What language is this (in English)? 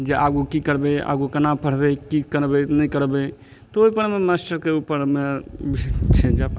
Maithili